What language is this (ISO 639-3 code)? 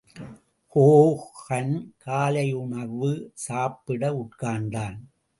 tam